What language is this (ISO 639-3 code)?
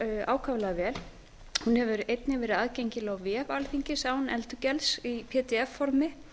isl